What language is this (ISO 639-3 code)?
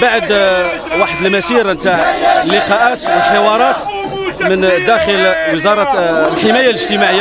ara